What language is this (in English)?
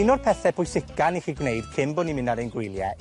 Welsh